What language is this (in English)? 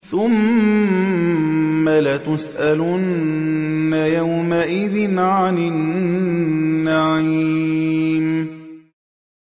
Arabic